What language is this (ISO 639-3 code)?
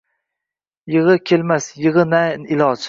uzb